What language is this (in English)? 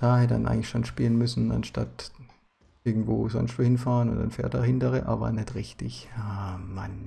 German